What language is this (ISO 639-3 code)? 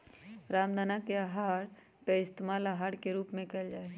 mag